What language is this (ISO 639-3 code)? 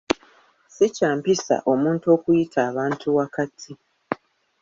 lug